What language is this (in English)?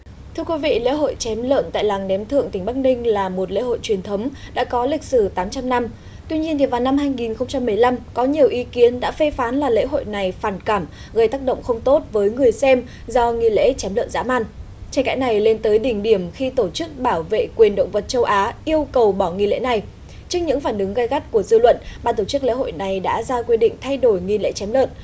Vietnamese